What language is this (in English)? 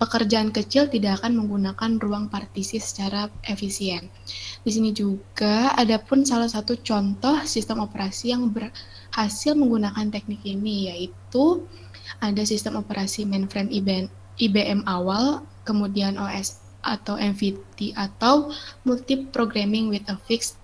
Indonesian